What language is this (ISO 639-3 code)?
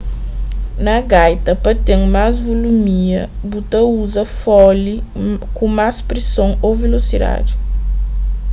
kea